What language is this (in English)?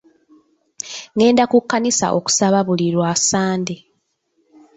Ganda